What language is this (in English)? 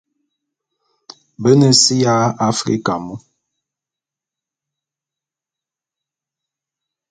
Bulu